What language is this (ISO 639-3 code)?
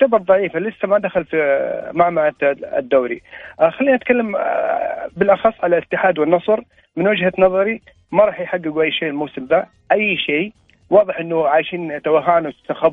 ara